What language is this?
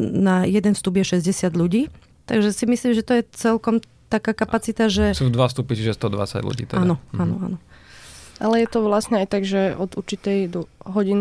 Slovak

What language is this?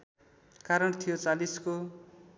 Nepali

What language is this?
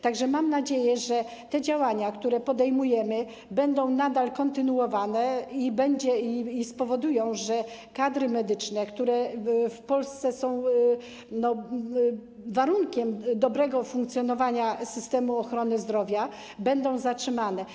Polish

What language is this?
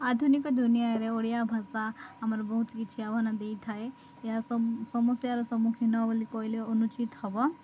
Odia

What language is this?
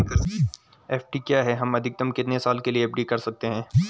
Hindi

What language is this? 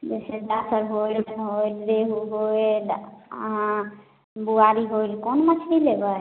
Maithili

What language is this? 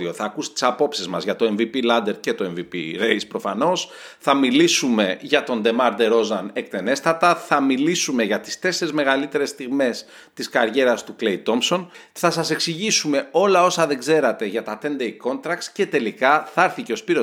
Greek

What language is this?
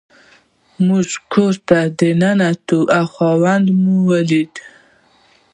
Pashto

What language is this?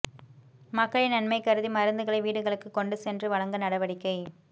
Tamil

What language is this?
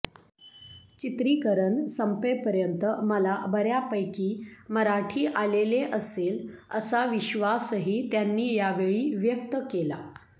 Marathi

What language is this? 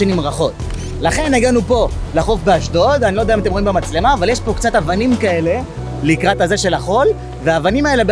Hebrew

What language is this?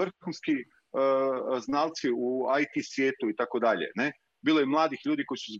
Croatian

